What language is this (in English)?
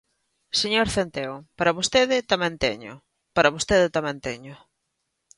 Galician